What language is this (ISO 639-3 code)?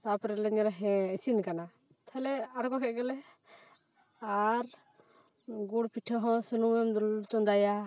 sat